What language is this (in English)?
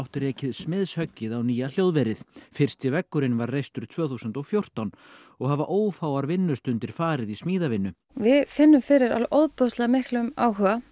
Icelandic